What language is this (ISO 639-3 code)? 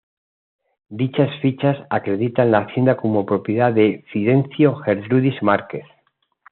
spa